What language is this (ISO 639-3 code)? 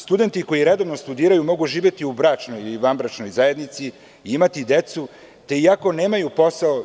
srp